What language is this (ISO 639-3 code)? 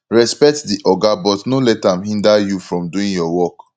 pcm